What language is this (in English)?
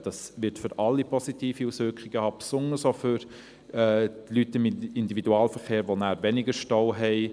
Swiss German